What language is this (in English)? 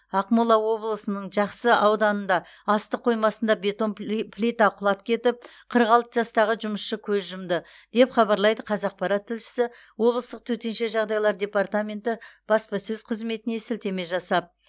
Kazakh